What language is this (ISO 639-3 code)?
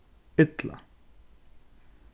fao